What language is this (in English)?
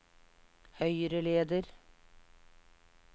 Norwegian